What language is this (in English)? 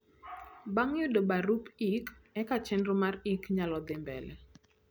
Luo (Kenya and Tanzania)